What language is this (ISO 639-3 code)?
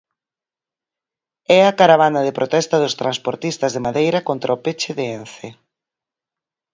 glg